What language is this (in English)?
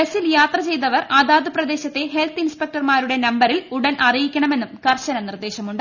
Malayalam